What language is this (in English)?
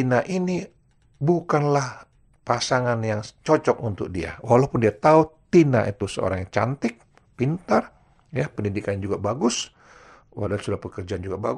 Indonesian